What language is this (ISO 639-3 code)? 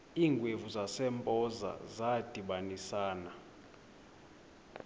xho